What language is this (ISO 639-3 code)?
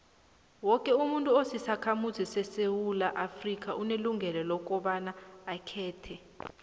nbl